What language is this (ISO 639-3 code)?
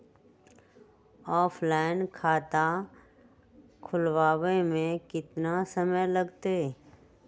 mag